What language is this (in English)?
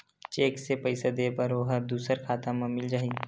Chhattisgarhi